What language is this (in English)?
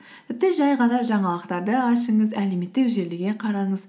Kazakh